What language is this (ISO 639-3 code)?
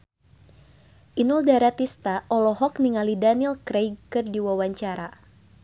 sun